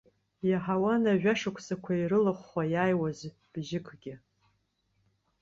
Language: Abkhazian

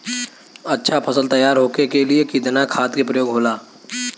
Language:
Bhojpuri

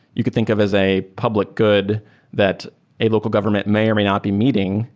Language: English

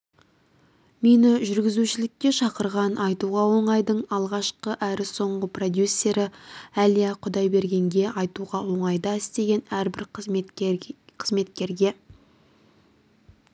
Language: Kazakh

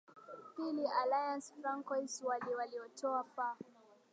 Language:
Swahili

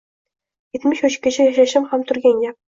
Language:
Uzbek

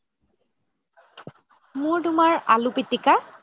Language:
Assamese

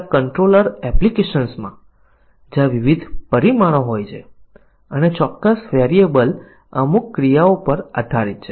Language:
Gujarati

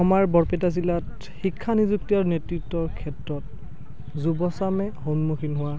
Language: Assamese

